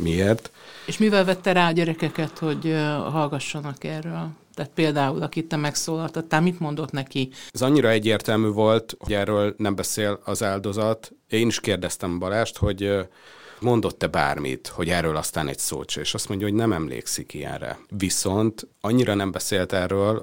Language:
Hungarian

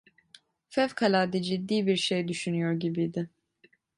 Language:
Turkish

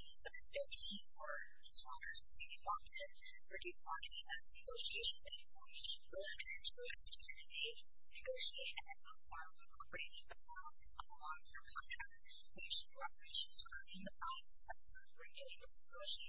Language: English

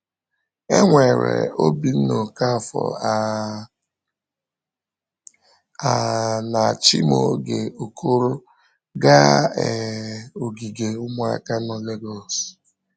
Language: Igbo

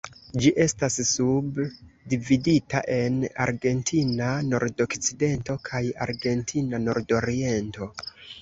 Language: Esperanto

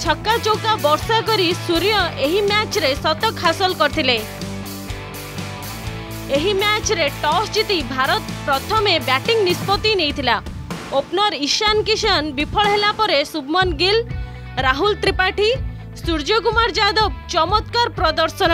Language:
Hindi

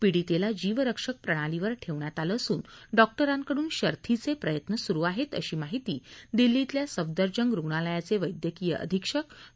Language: Marathi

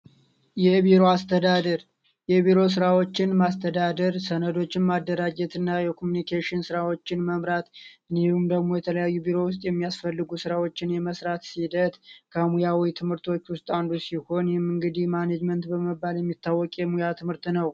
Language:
Amharic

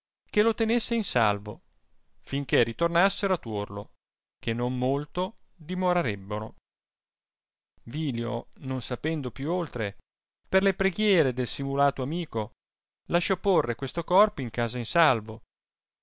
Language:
Italian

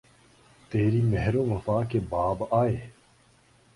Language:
Urdu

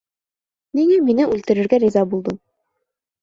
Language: Bashkir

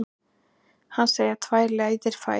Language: Icelandic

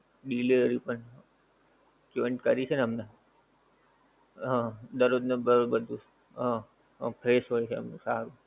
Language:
Gujarati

